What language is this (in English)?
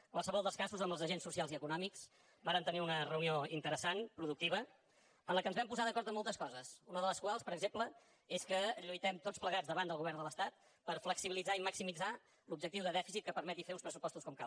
Catalan